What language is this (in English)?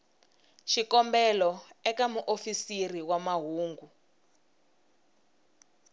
Tsonga